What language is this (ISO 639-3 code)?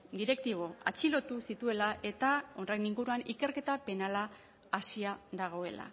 eus